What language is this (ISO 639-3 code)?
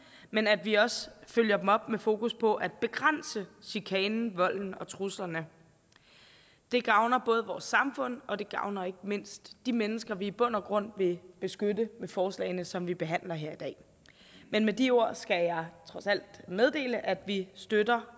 dan